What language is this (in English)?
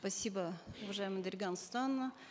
Kazakh